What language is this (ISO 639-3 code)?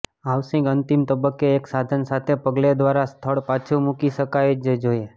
guj